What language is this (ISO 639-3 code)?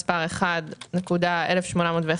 heb